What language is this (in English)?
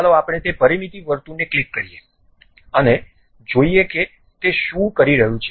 Gujarati